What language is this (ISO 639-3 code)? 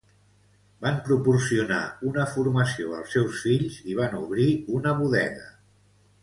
cat